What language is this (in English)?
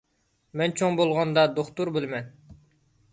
Uyghur